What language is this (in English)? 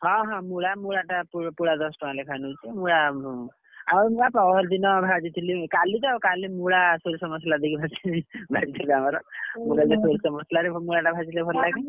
Odia